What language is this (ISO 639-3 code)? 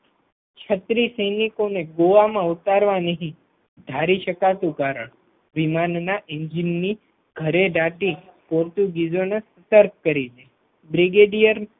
guj